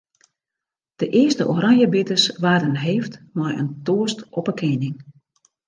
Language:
Western Frisian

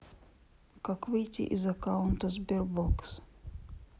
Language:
Russian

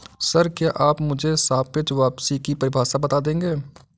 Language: Hindi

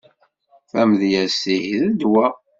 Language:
Kabyle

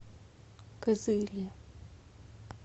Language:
Russian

